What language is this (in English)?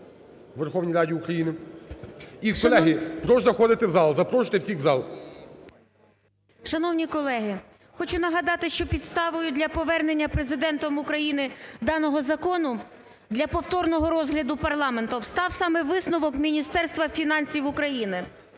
Ukrainian